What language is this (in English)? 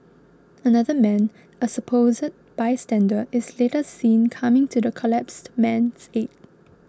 English